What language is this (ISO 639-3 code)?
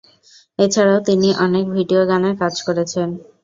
ben